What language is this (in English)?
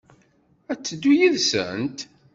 Kabyle